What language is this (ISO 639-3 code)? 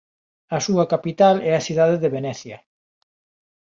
glg